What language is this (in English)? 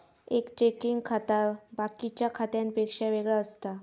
Marathi